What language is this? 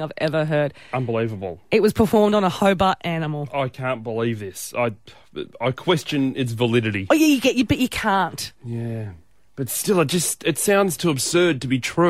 English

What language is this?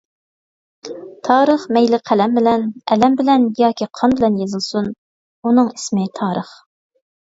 Uyghur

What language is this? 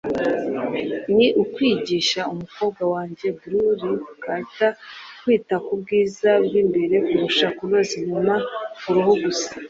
Kinyarwanda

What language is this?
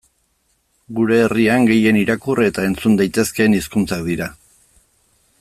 Basque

